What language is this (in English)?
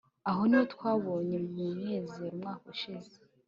Kinyarwanda